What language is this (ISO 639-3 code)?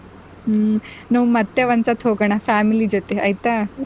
kan